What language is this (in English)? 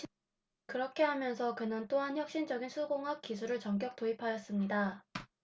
Korean